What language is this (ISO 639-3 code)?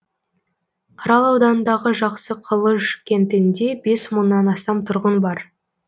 kaz